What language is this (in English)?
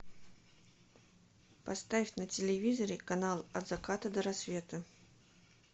Russian